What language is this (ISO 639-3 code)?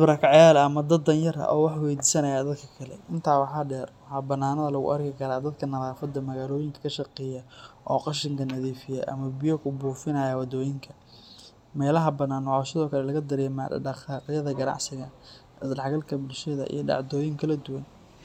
som